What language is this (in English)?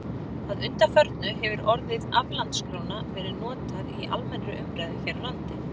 Icelandic